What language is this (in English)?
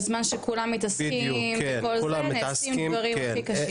Hebrew